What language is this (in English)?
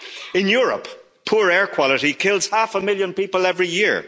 English